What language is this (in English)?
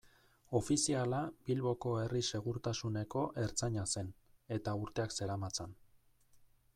Basque